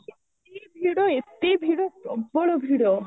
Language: Odia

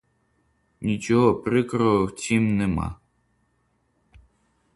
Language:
Ukrainian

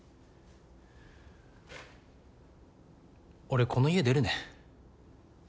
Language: Japanese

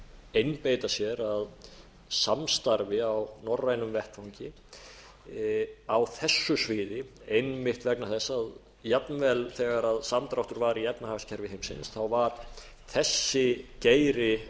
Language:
Icelandic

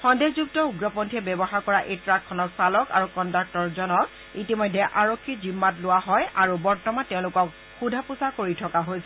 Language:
Assamese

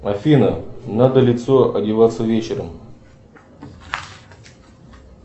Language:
Russian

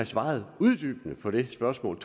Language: Danish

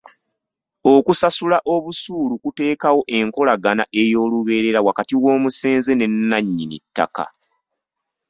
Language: Ganda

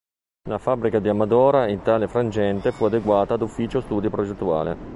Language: Italian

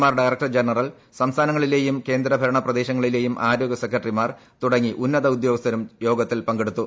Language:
Malayalam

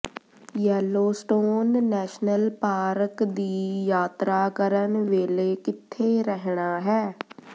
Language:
Punjabi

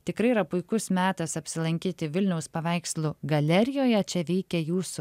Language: Lithuanian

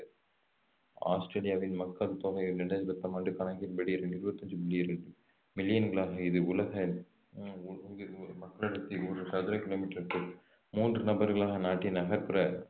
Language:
Tamil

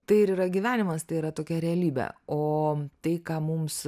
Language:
Lithuanian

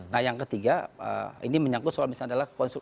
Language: Indonesian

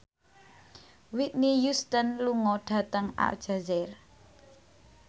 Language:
Javanese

